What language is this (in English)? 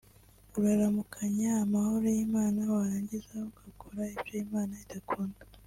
Kinyarwanda